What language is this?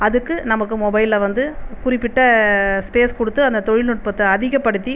Tamil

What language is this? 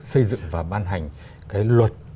Vietnamese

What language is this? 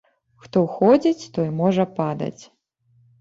Belarusian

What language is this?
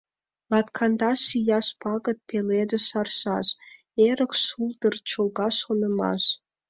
Mari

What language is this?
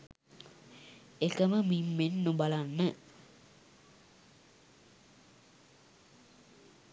Sinhala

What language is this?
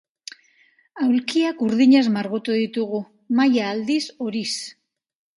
Basque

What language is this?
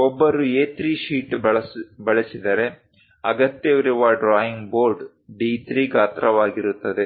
Kannada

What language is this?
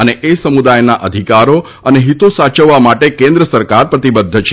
Gujarati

